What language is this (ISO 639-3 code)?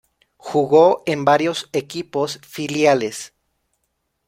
spa